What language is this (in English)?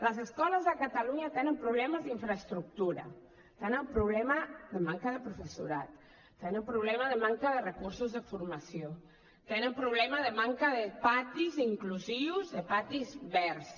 Catalan